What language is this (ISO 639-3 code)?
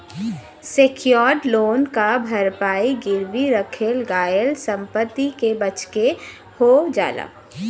bho